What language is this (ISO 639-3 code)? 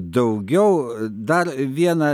lit